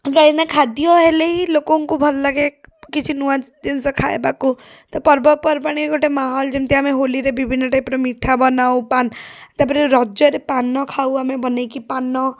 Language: Odia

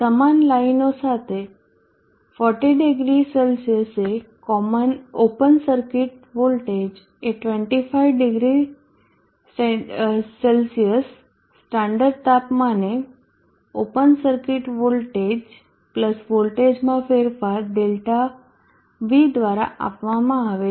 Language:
Gujarati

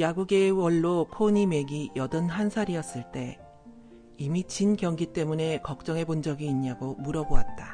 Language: Korean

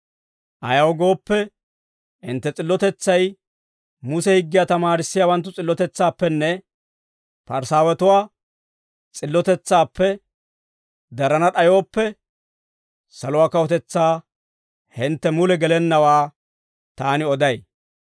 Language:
Dawro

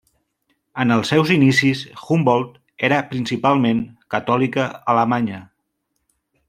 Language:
Catalan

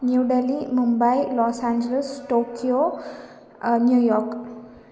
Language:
Sanskrit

